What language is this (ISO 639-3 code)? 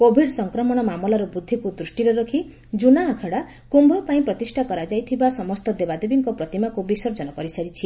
ori